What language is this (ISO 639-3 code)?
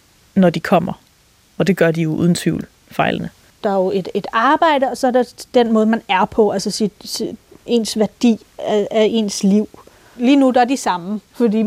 dan